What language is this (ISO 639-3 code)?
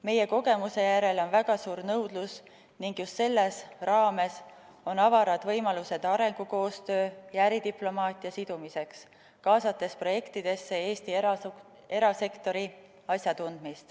est